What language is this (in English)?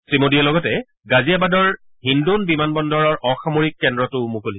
Assamese